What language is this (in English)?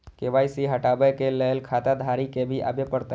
Maithili